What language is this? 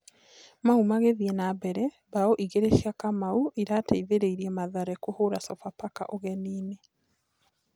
Kikuyu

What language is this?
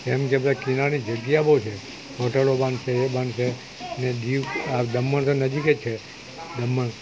Gujarati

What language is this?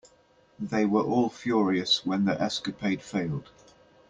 English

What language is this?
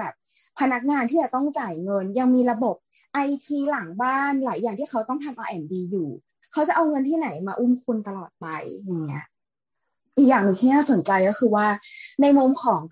Thai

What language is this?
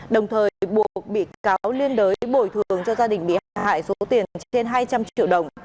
Vietnamese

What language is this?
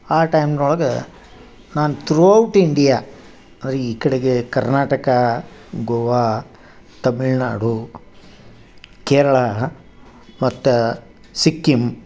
Kannada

